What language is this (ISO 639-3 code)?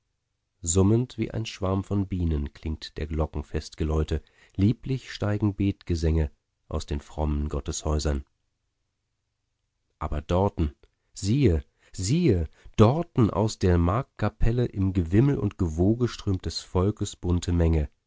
deu